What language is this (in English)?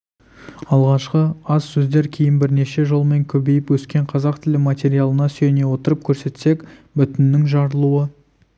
Kazakh